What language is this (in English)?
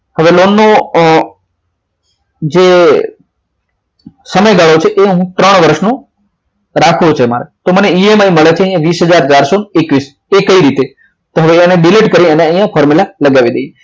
Gujarati